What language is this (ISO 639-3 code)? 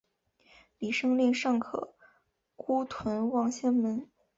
zho